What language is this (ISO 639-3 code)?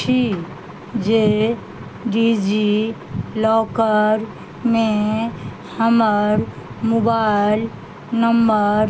mai